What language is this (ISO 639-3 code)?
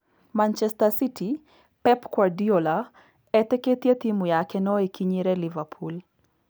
kik